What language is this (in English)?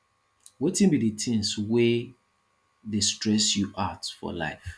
Nigerian Pidgin